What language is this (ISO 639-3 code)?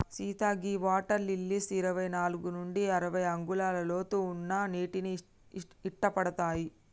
tel